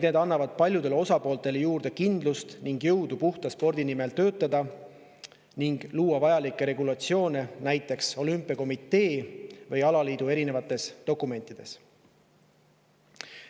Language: Estonian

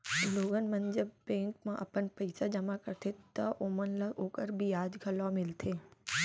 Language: Chhattisgarhi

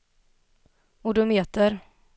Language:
Swedish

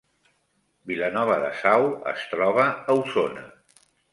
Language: Catalan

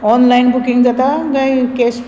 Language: Konkani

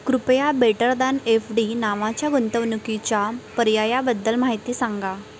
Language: Marathi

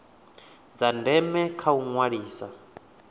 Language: Venda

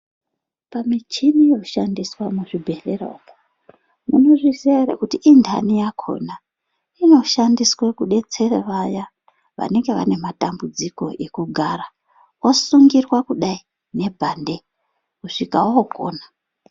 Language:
Ndau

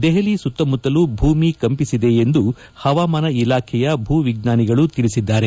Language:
Kannada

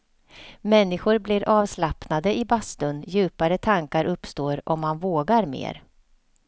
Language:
Swedish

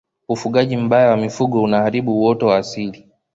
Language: Swahili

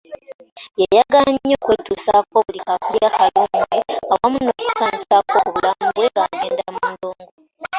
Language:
Ganda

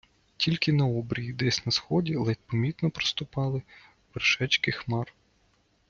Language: Ukrainian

